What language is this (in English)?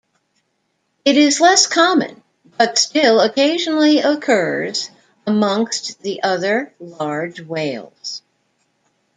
English